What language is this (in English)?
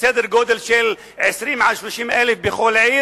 Hebrew